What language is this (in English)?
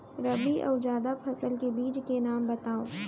Chhattisgarhi